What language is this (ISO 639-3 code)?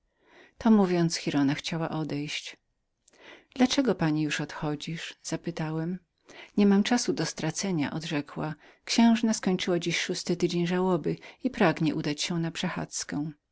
pol